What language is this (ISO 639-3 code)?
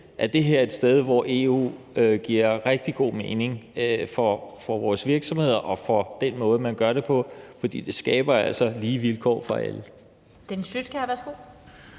dan